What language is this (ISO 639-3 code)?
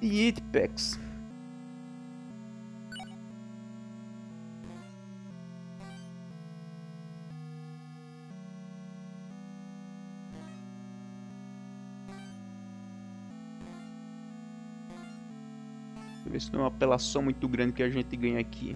por